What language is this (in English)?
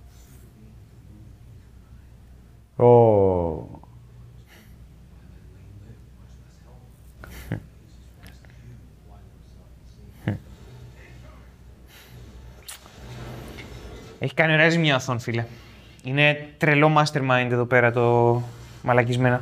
Greek